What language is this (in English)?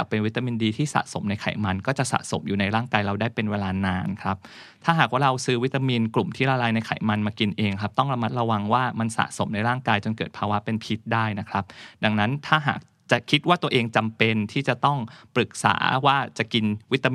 Thai